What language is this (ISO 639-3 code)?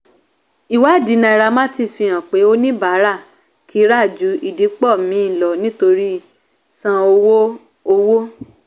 yor